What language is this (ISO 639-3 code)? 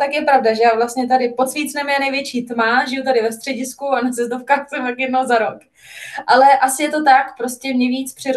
ces